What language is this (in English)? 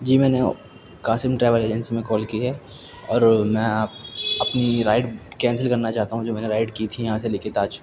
Urdu